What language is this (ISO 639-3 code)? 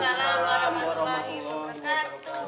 ind